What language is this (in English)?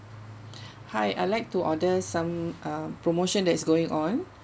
English